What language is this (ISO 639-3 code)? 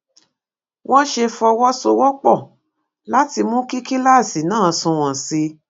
yor